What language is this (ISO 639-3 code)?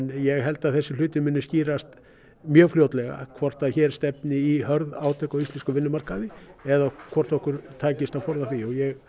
isl